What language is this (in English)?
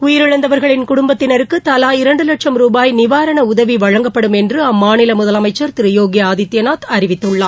Tamil